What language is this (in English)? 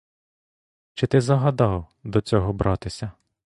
Ukrainian